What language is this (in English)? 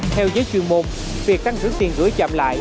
Vietnamese